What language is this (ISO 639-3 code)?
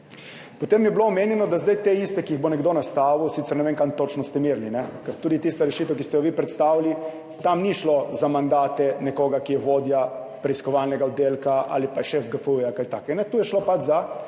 slv